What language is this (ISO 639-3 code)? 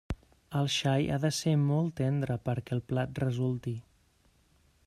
cat